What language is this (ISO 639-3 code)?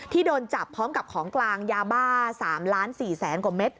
tha